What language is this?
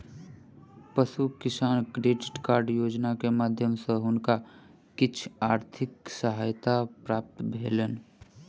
Maithili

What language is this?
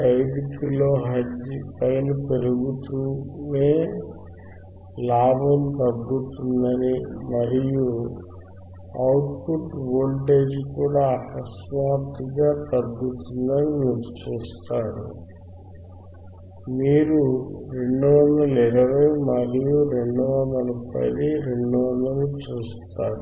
Telugu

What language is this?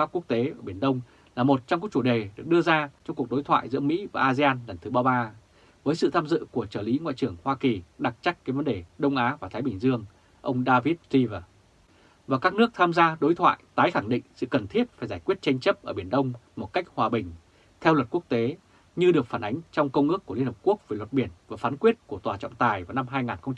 Vietnamese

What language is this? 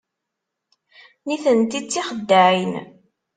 Kabyle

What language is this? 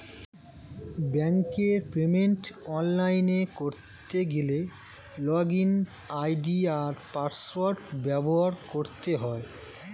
Bangla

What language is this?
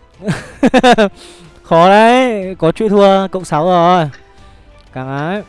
Vietnamese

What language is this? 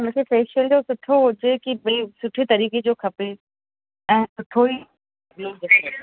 Sindhi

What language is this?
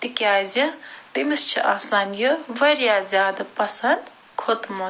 Kashmiri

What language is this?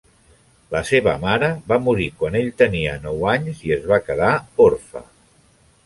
Catalan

